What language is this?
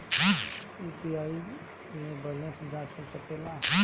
Bhojpuri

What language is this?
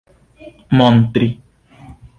Esperanto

